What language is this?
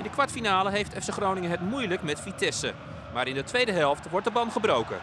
Dutch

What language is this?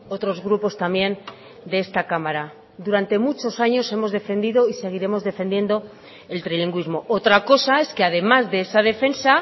Spanish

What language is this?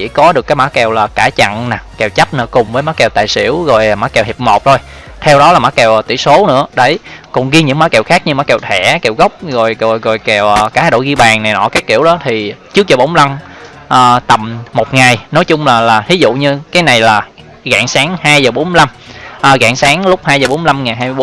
Vietnamese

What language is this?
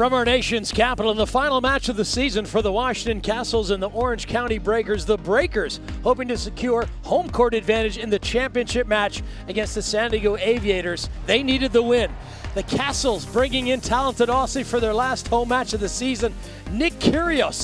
English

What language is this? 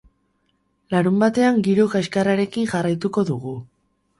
Basque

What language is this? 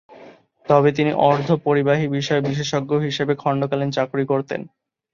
Bangla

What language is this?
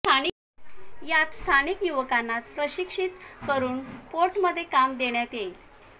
Marathi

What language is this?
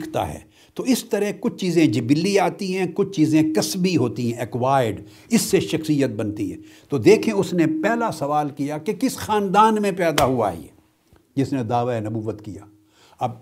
Urdu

